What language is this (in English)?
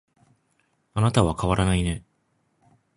Japanese